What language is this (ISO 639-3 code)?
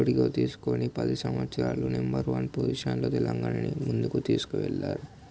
tel